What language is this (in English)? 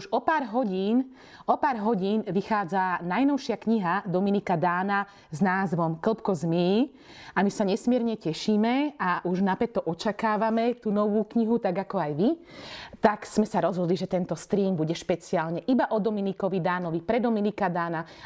Slovak